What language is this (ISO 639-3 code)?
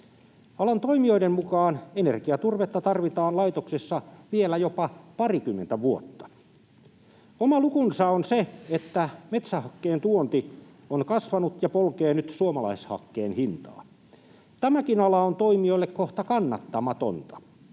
fin